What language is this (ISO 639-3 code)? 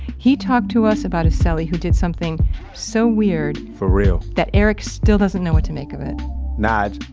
eng